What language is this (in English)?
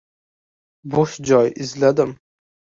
Uzbek